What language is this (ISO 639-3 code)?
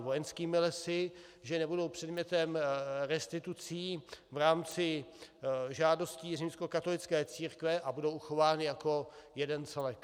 ces